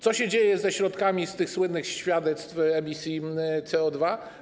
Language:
Polish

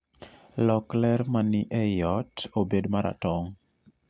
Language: Luo (Kenya and Tanzania)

